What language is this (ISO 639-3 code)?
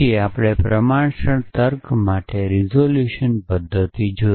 guj